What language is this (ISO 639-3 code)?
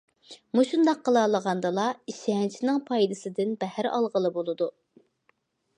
uig